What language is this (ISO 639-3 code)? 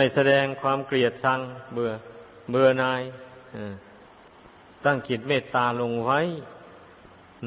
tha